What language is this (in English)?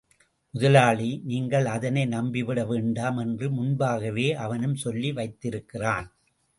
Tamil